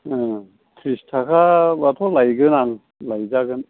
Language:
Bodo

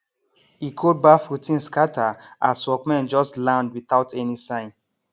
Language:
Nigerian Pidgin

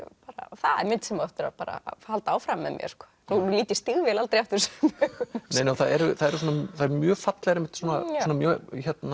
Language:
Icelandic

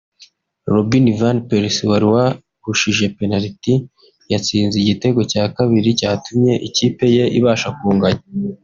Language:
Kinyarwanda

